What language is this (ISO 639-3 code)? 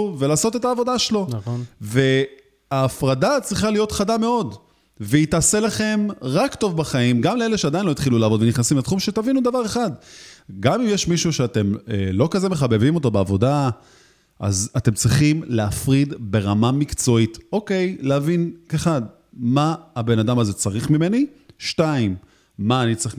heb